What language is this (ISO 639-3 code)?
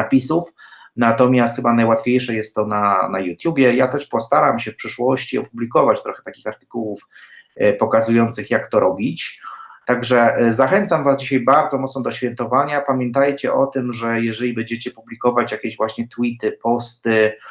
pol